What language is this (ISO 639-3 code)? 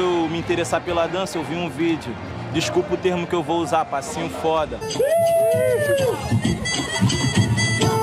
por